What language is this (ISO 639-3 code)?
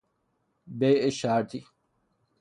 fas